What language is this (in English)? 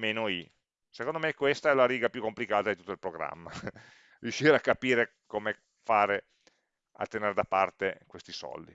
Italian